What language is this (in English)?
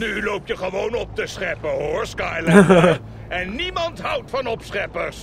Dutch